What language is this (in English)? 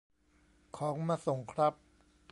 Thai